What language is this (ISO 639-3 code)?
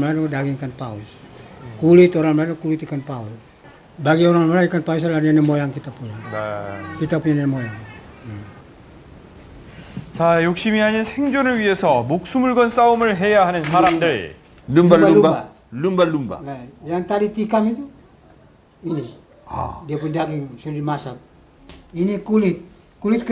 kor